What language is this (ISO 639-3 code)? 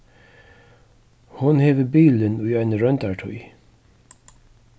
fao